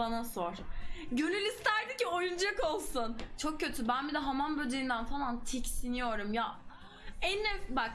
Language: Turkish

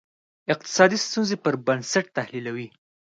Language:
Pashto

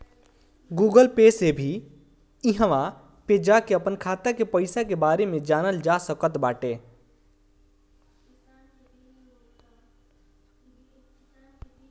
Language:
Bhojpuri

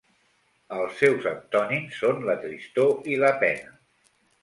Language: Catalan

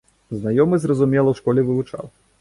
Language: Belarusian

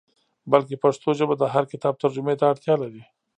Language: Pashto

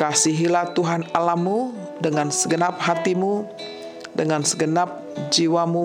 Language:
Indonesian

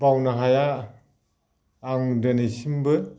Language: Bodo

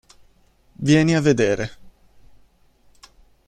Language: Italian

